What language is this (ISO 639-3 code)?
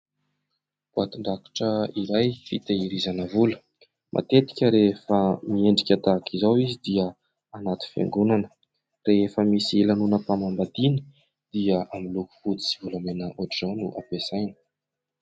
mlg